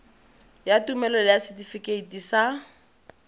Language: Tswana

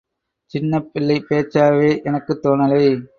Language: Tamil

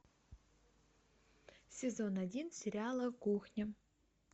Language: Russian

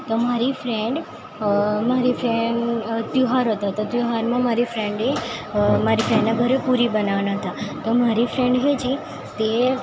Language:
Gujarati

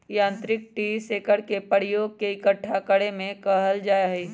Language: Magahi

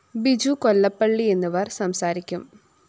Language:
Malayalam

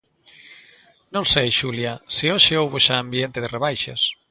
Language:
Galician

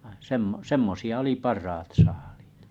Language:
Finnish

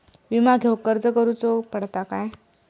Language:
Marathi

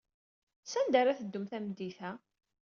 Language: Kabyle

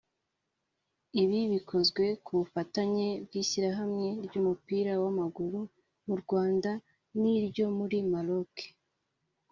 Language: Kinyarwanda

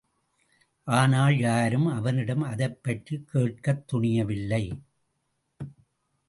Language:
Tamil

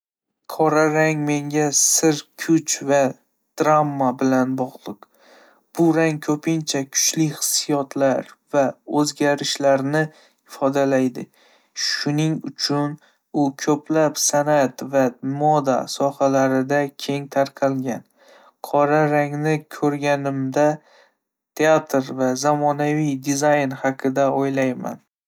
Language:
Uzbek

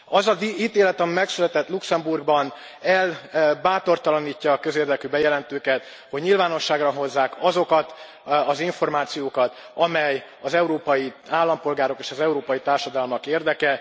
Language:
Hungarian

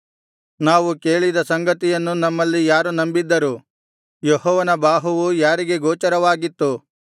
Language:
Kannada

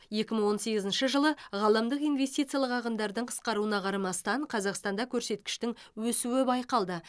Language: Kazakh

